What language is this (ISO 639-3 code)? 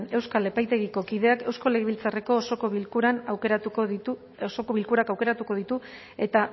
eus